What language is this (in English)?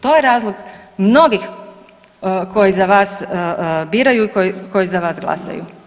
Croatian